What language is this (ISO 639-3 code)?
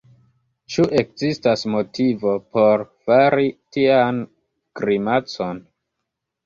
epo